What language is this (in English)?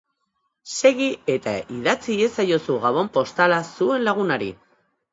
Basque